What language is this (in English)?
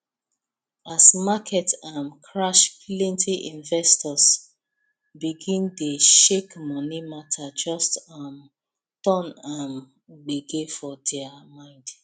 Nigerian Pidgin